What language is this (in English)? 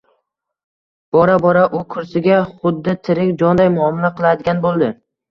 Uzbek